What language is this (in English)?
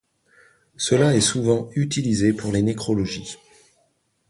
French